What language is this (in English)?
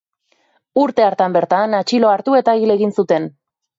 Basque